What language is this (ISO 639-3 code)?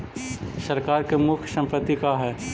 mag